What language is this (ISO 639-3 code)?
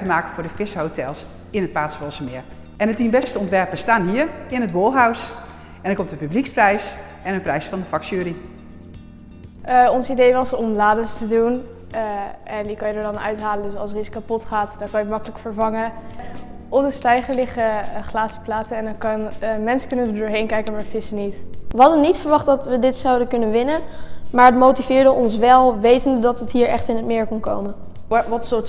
nld